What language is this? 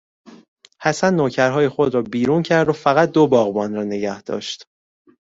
Persian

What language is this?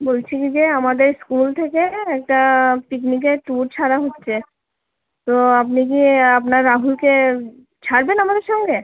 Bangla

